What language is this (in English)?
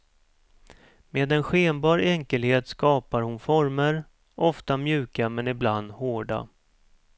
Swedish